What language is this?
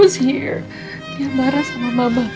Indonesian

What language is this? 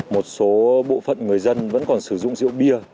Vietnamese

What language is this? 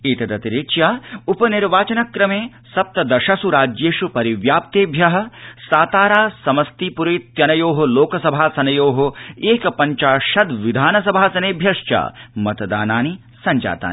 Sanskrit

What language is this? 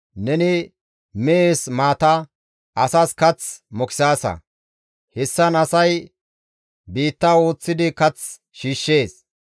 Gamo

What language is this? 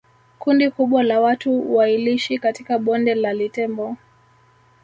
Swahili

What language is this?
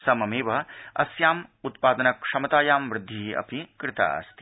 Sanskrit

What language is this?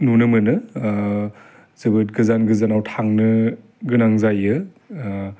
Bodo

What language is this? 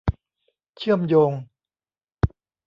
Thai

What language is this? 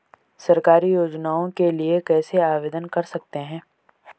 Hindi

